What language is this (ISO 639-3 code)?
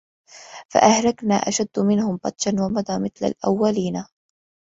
ara